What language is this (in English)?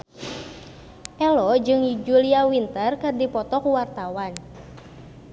Sundanese